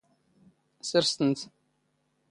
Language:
Standard Moroccan Tamazight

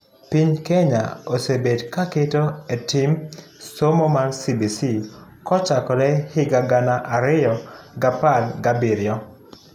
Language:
Luo (Kenya and Tanzania)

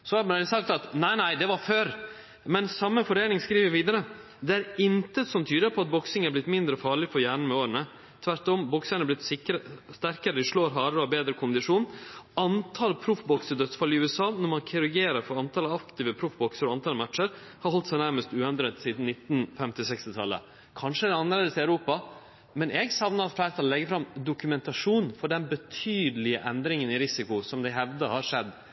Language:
Norwegian Nynorsk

